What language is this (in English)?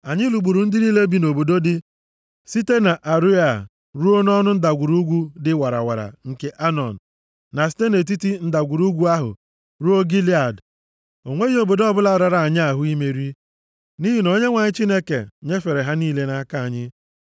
Igbo